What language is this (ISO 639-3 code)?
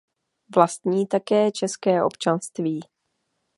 ces